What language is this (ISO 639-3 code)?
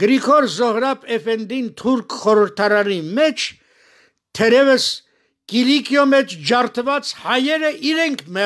tur